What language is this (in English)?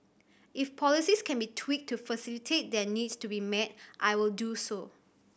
English